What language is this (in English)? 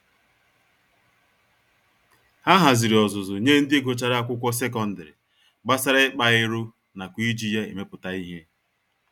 Igbo